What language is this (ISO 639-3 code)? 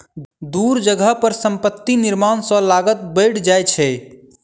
mai